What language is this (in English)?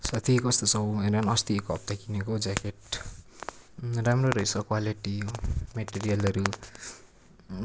Nepali